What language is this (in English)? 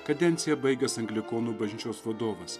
Lithuanian